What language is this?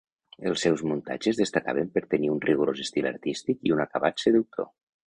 Catalan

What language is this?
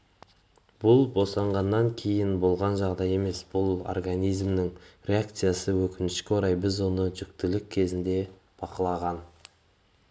Kazakh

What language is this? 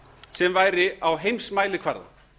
Icelandic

